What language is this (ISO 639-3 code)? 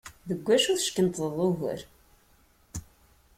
kab